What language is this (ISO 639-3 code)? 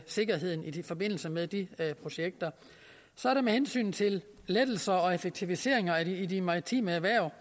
dan